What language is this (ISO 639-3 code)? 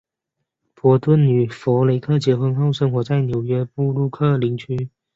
zho